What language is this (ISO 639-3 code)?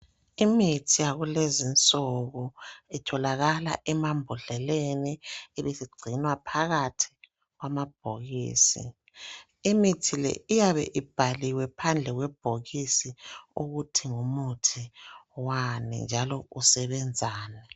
nde